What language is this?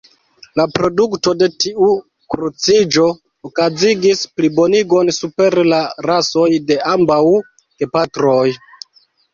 Esperanto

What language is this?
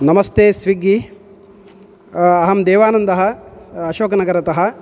Sanskrit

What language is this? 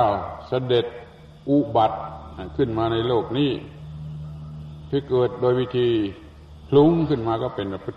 Thai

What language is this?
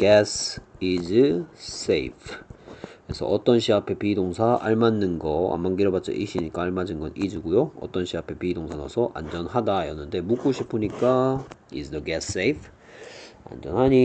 Korean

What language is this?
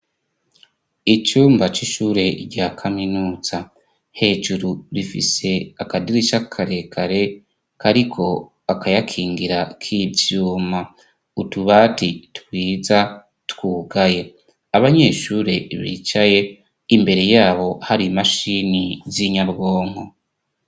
Rundi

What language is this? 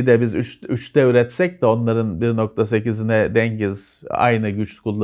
Turkish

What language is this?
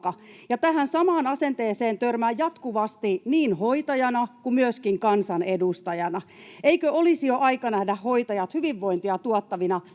Finnish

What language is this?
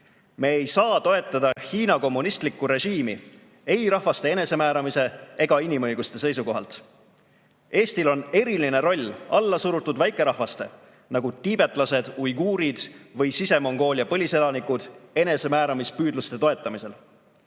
Estonian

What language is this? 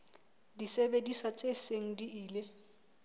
Southern Sotho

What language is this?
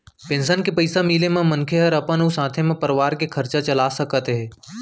Chhattisgarhi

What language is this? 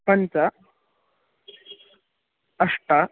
Sanskrit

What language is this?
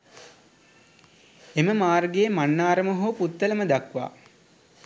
Sinhala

